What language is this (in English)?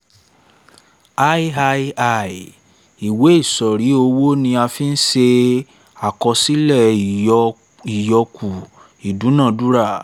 Yoruba